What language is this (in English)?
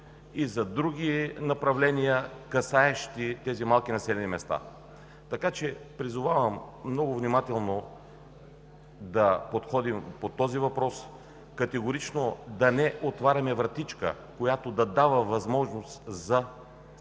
Bulgarian